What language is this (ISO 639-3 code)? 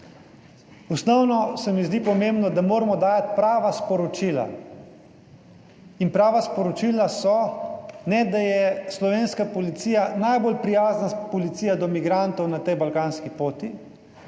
slv